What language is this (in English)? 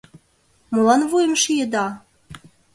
Mari